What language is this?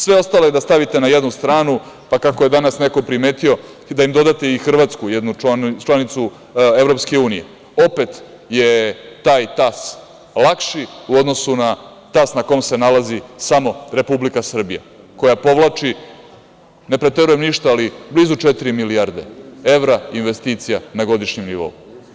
Serbian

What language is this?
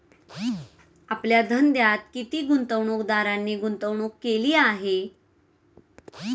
Marathi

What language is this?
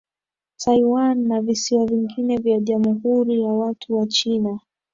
Swahili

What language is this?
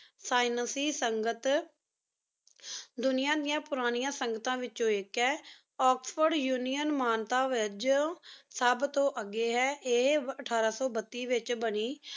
Punjabi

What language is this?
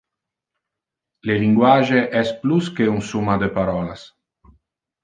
Interlingua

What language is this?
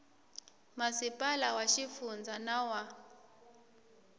Tsonga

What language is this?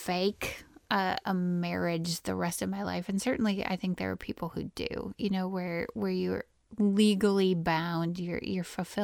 English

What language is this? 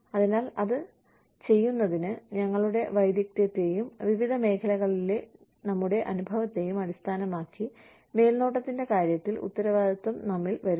Malayalam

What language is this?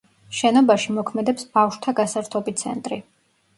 Georgian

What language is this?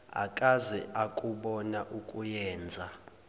Zulu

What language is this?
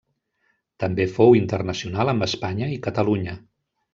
Catalan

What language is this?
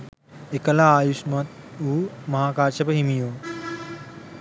Sinhala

